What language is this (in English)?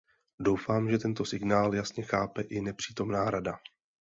Czech